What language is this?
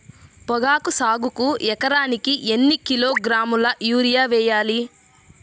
Telugu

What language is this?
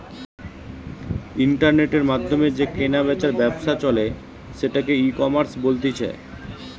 Bangla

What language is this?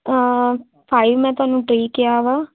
Punjabi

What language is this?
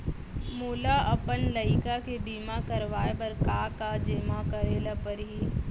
Chhattisgarhi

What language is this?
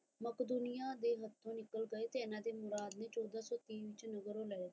Punjabi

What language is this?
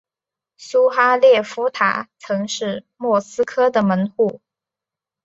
Chinese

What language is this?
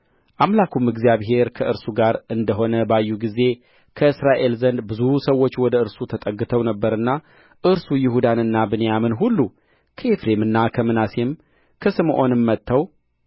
Amharic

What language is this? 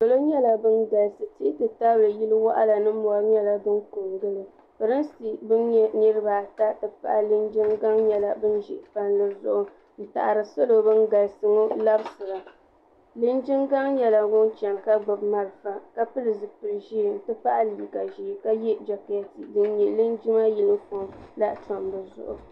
Dagbani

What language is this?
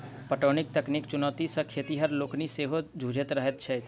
Maithili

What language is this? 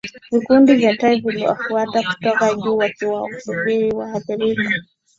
Swahili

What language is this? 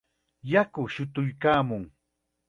Chiquián Ancash Quechua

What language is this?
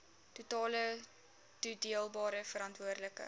Afrikaans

